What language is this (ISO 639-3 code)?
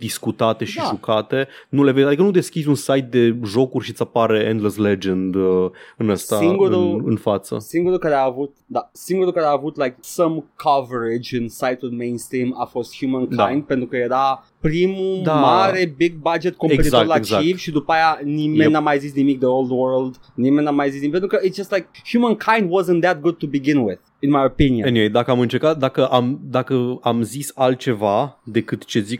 ron